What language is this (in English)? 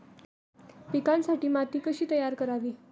Marathi